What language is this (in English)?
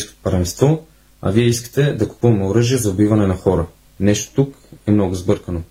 Bulgarian